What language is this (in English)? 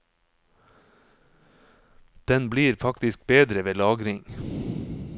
Norwegian